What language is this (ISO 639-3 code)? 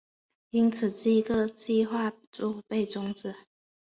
zho